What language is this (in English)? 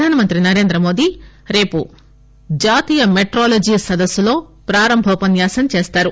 Telugu